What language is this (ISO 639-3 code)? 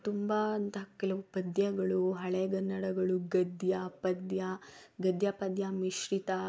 kan